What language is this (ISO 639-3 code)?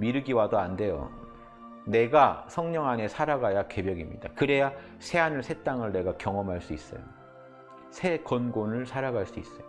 kor